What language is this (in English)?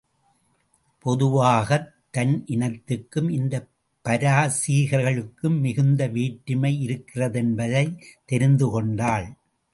Tamil